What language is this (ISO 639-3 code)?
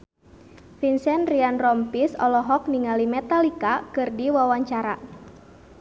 sun